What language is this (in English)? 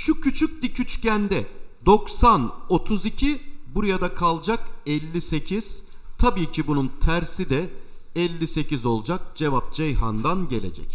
Turkish